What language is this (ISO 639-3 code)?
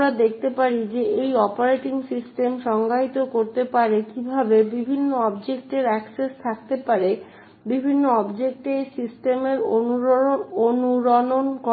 ben